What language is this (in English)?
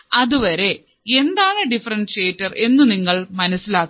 Malayalam